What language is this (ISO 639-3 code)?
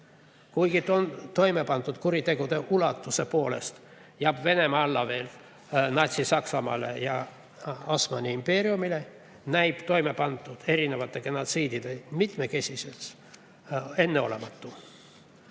est